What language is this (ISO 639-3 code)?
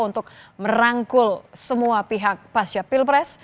ind